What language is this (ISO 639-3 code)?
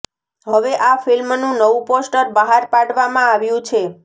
guj